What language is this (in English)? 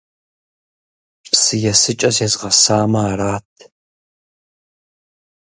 Kabardian